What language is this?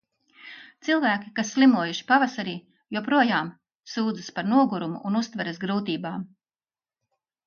Latvian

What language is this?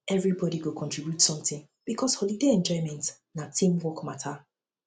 Nigerian Pidgin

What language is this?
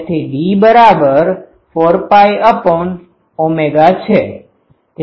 Gujarati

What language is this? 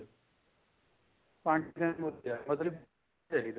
Punjabi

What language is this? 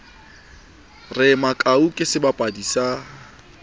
Southern Sotho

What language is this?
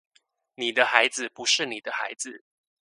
Chinese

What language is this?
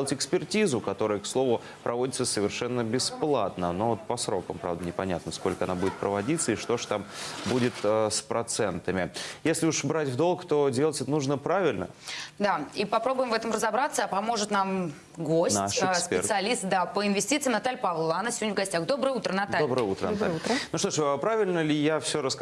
Russian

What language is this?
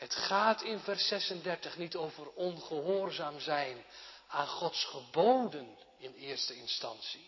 Dutch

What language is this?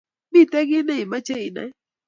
Kalenjin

